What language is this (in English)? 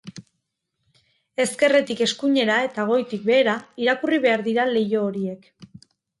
Basque